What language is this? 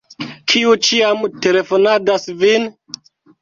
Esperanto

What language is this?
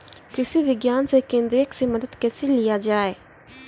Maithili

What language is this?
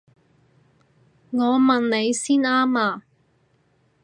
Cantonese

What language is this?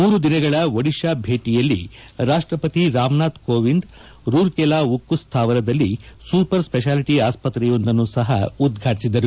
Kannada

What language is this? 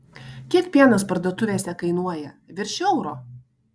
Lithuanian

